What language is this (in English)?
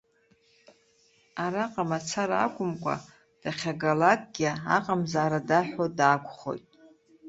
Abkhazian